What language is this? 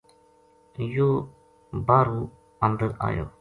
Gujari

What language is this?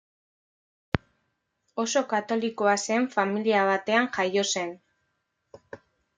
Basque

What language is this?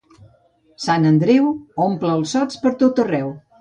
Catalan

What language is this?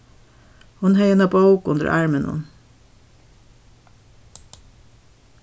Faroese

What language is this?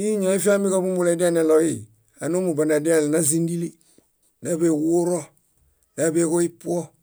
Bayot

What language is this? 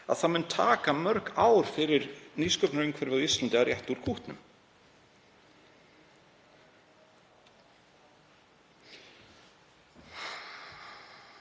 Icelandic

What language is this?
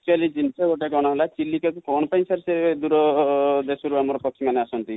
Odia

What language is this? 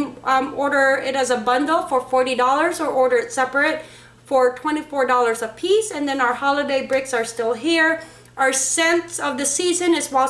English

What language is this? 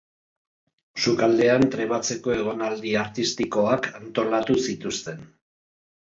Basque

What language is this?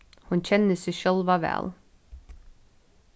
Faroese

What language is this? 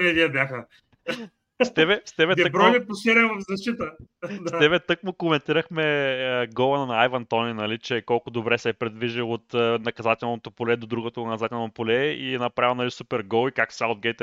Bulgarian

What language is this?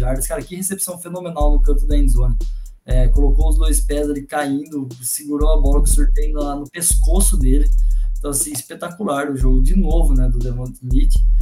Portuguese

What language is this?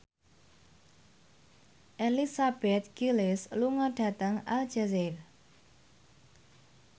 Javanese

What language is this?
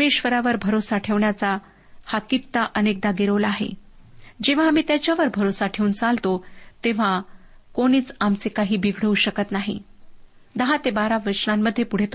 Marathi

